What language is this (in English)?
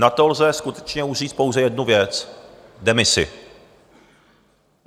Czech